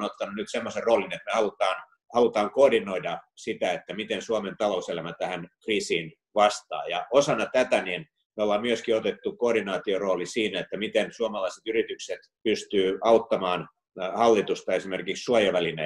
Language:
Finnish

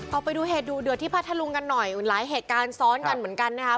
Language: Thai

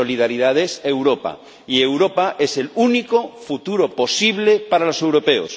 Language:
Spanish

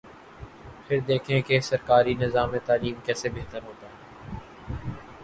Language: Urdu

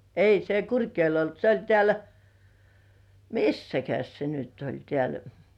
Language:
Finnish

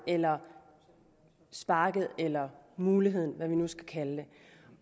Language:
Danish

